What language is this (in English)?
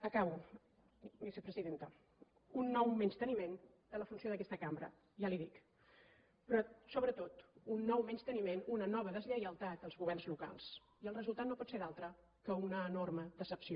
Catalan